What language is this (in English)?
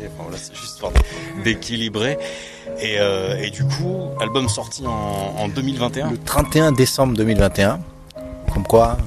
French